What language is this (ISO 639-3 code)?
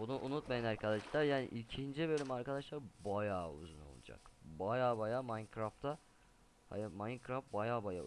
tur